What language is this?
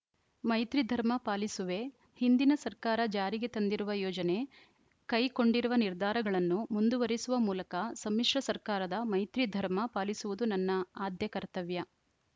Kannada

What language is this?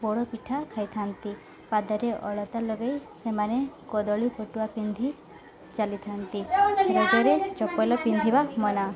Odia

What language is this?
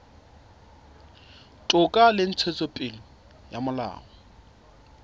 Southern Sotho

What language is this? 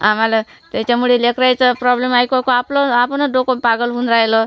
Marathi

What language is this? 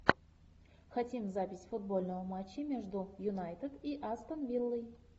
Russian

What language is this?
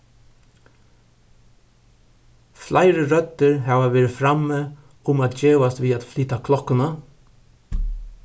Faroese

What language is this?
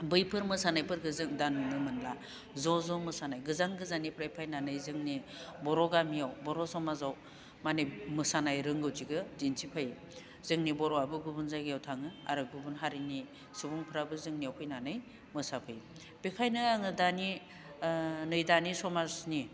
Bodo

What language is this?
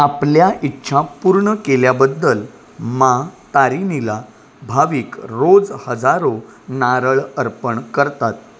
Marathi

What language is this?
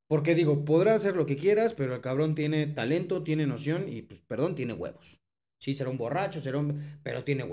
Spanish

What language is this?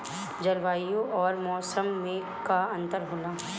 Bhojpuri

